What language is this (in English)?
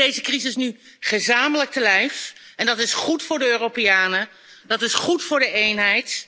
Dutch